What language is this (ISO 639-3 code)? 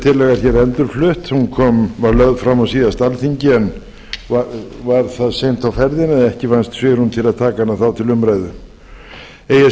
isl